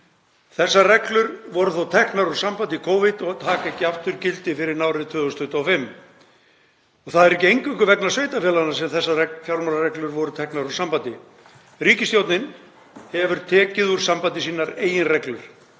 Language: Icelandic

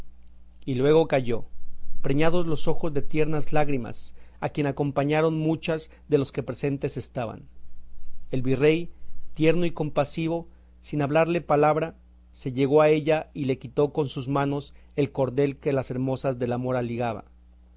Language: Spanish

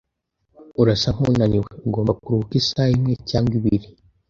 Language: Kinyarwanda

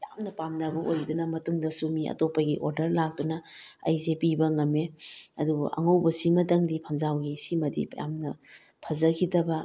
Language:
Manipuri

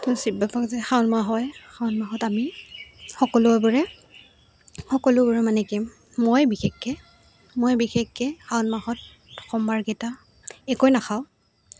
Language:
Assamese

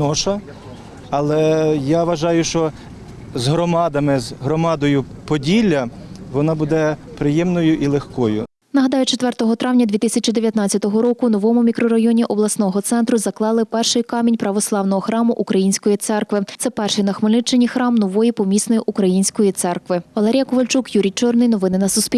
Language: Ukrainian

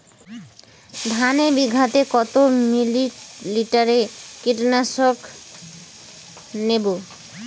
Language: Bangla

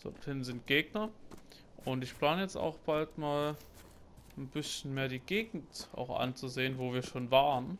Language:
German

